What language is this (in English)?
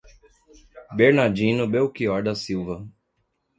Portuguese